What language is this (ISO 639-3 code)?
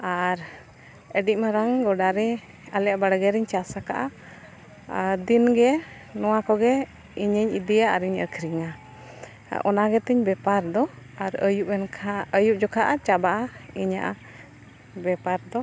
sat